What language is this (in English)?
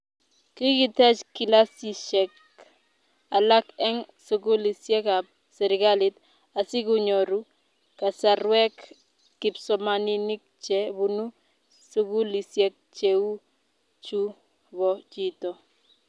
Kalenjin